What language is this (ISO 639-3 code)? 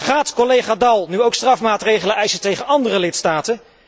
nld